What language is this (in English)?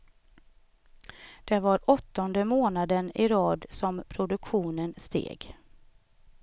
Swedish